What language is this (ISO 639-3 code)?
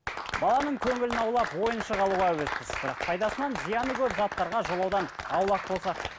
kaz